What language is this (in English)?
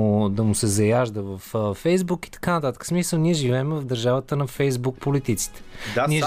Bulgarian